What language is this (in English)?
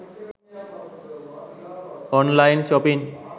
Sinhala